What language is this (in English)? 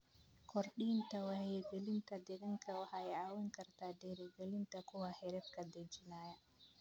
Somali